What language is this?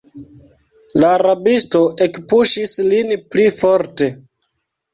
Esperanto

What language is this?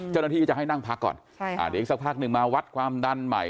Thai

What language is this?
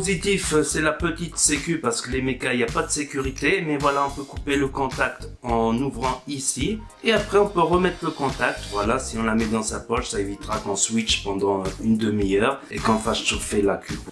French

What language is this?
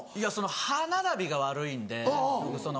Japanese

